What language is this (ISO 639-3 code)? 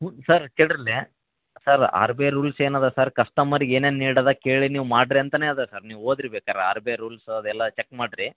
kan